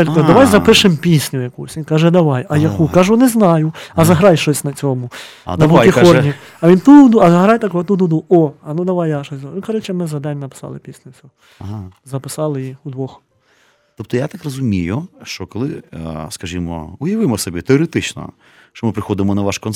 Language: Ukrainian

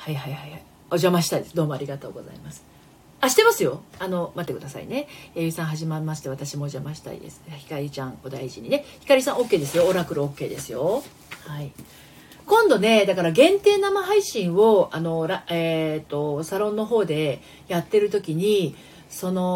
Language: Japanese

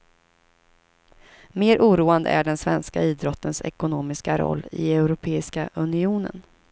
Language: Swedish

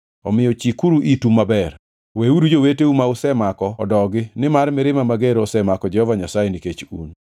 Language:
Luo (Kenya and Tanzania)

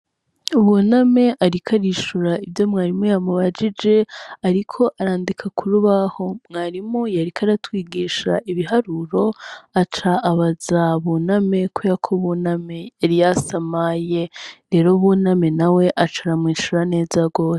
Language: Rundi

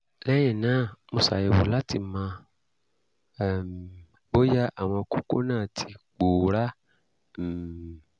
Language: Yoruba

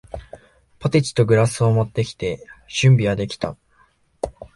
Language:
Japanese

